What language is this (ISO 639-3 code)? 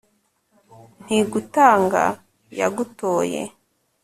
kin